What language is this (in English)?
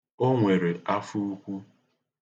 Igbo